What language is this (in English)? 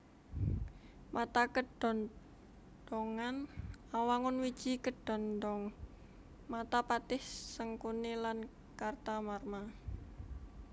Javanese